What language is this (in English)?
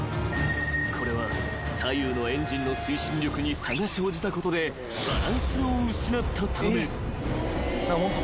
Japanese